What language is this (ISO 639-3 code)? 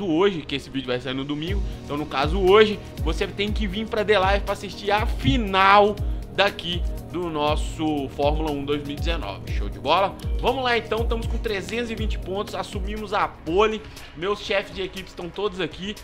por